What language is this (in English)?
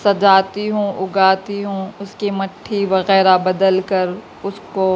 Urdu